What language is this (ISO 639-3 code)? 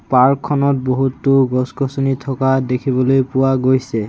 asm